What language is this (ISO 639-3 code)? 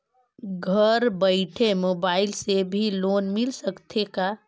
hne